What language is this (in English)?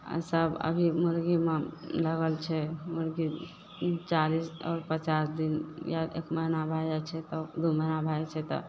Maithili